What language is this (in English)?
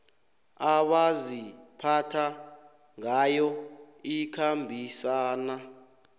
South Ndebele